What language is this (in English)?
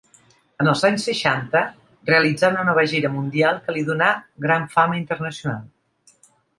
Catalan